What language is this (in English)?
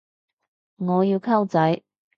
Cantonese